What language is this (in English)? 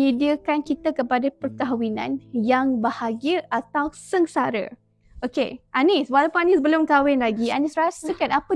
Malay